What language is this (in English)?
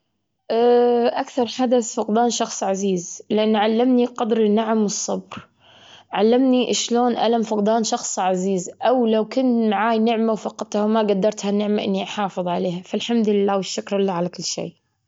Gulf Arabic